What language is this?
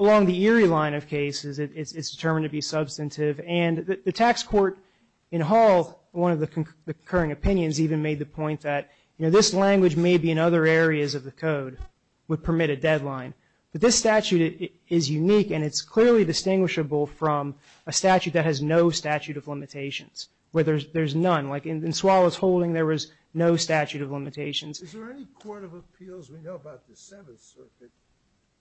English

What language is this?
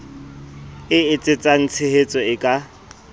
Southern Sotho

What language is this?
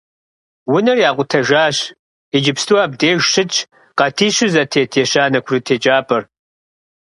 Kabardian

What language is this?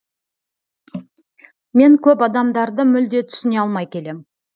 Kazakh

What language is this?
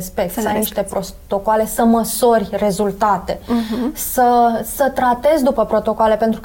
Romanian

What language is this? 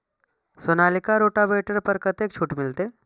Maithili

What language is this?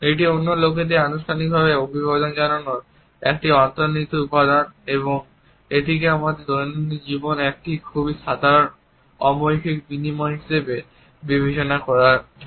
Bangla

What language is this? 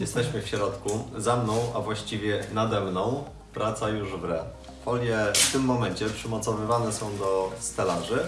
Polish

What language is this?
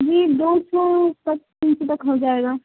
Urdu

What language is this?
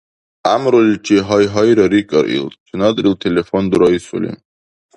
Dargwa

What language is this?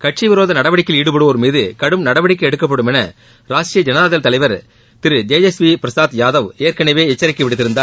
Tamil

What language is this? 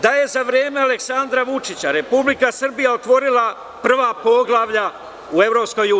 Serbian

